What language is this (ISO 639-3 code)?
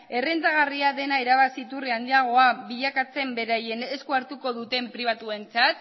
eus